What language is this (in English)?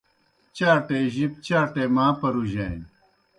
Kohistani Shina